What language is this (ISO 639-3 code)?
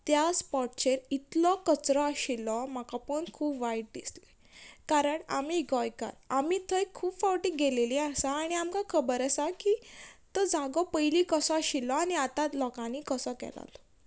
kok